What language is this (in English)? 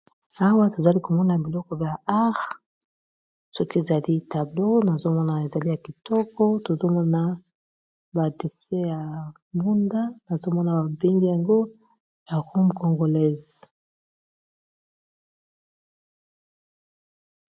Lingala